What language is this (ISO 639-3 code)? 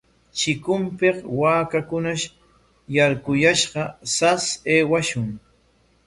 qwa